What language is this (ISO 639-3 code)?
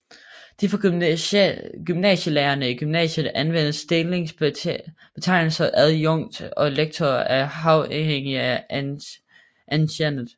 dan